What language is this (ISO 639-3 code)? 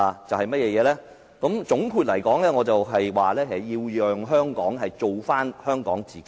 yue